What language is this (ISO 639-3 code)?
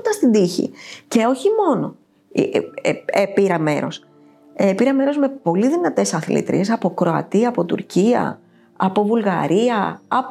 ell